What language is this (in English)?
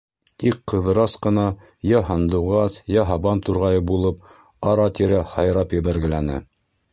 Bashkir